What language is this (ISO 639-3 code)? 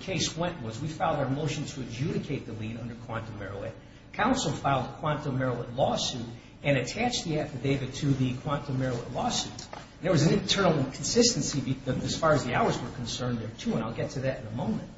eng